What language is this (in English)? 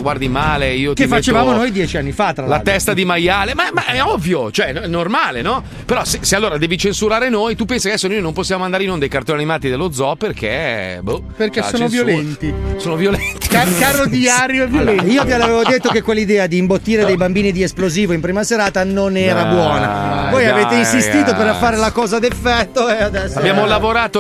Italian